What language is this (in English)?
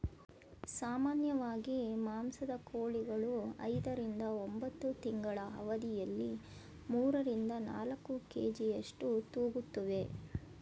Kannada